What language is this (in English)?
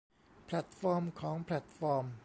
Thai